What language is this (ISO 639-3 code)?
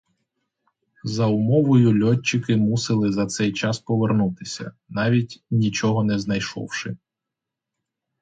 ukr